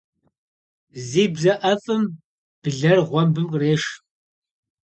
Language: Kabardian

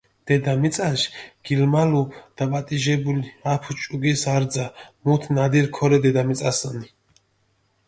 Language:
Mingrelian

